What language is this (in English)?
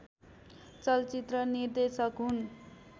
Nepali